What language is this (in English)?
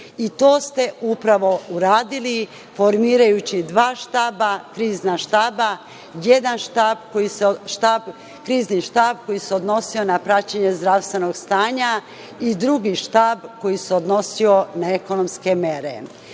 Serbian